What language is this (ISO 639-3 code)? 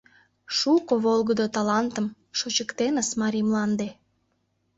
chm